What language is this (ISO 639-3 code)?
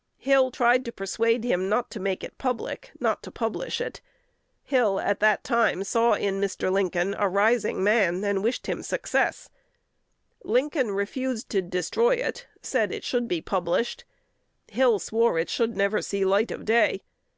eng